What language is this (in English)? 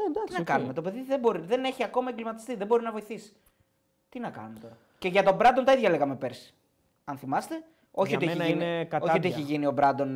Greek